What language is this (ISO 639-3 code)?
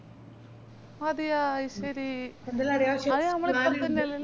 mal